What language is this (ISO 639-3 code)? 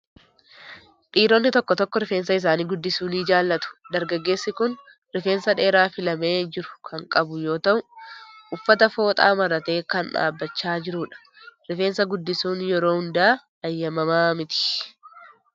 orm